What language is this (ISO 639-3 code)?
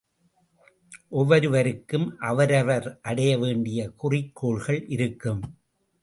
tam